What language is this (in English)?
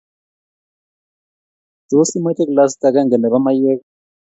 Kalenjin